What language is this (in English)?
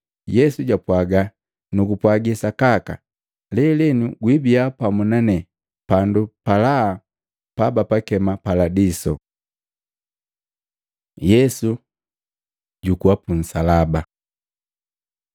Matengo